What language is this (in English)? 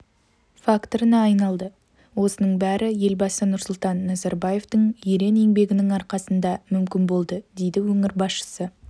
Kazakh